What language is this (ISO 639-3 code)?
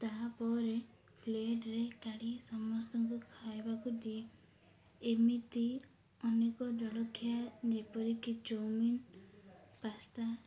ori